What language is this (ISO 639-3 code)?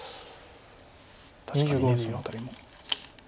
jpn